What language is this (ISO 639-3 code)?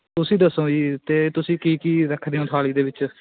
pan